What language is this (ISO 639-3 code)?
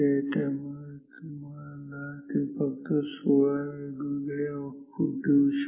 mar